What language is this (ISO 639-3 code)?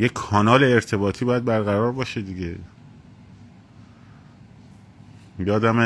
fas